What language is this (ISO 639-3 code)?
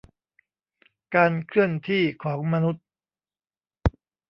tha